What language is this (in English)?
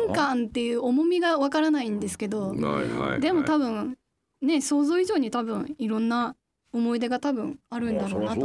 Japanese